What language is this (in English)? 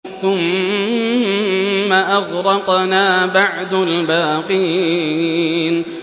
Arabic